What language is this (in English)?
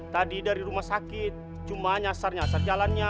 Indonesian